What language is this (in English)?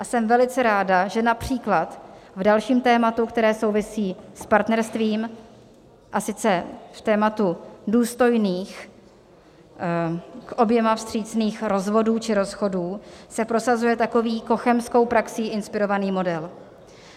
Czech